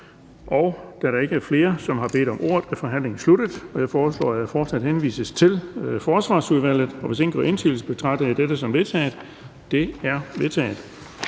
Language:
Danish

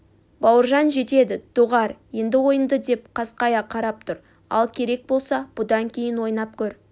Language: Kazakh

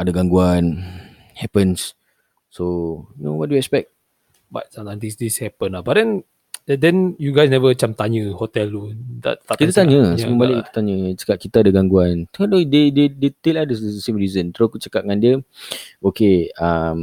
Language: Malay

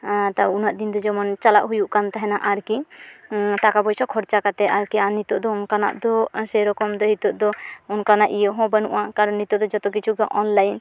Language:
Santali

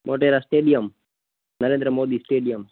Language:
Gujarati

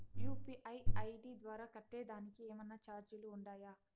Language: Telugu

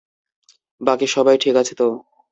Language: Bangla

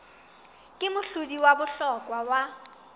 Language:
Southern Sotho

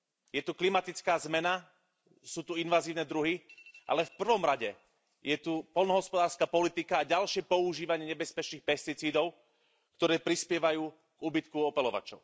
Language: Slovak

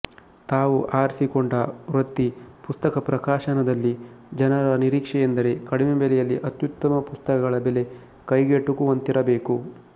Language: Kannada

